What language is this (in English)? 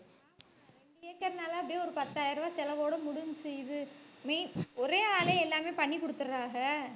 Tamil